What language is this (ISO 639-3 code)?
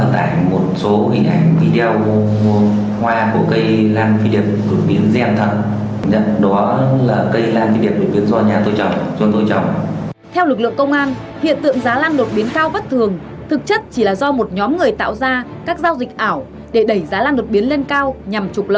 vie